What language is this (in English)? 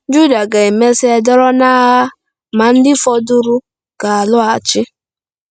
Igbo